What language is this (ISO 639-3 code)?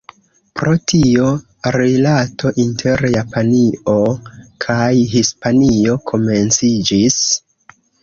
epo